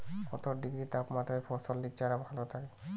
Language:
Bangla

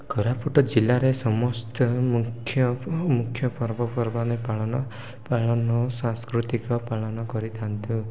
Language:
Odia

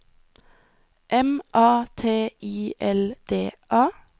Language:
Norwegian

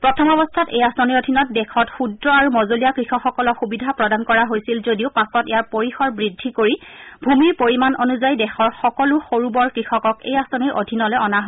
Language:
Assamese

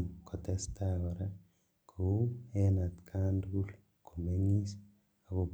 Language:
Kalenjin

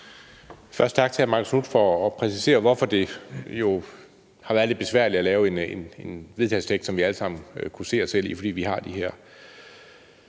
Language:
Danish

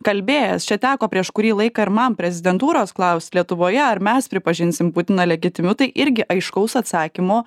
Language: Lithuanian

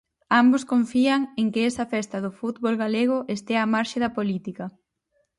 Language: Galician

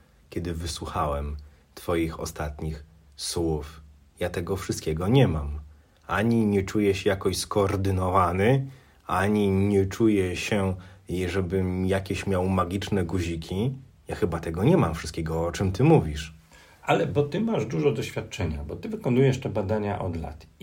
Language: Polish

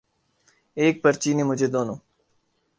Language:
Urdu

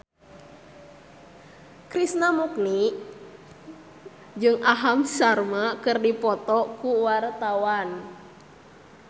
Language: Sundanese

